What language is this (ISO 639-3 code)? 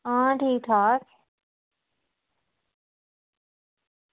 doi